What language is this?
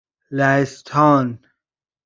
Persian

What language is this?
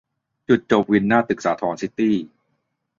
Thai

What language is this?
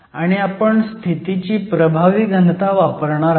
Marathi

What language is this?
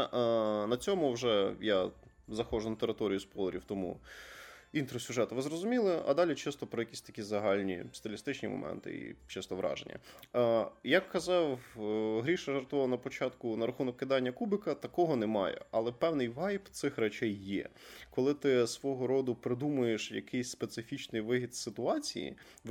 Ukrainian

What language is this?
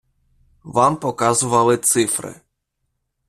Ukrainian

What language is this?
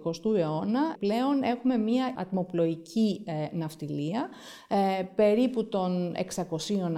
Greek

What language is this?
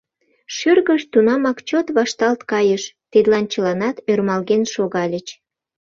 Mari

